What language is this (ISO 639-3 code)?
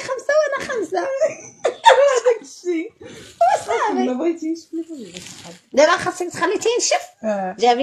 ara